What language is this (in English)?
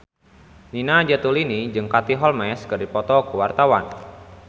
Sundanese